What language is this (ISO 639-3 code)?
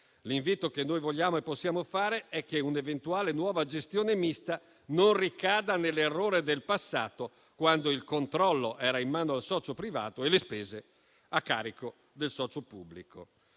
ita